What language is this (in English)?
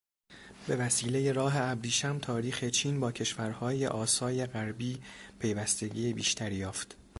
Persian